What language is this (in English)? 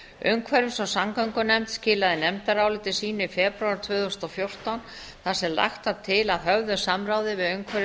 Icelandic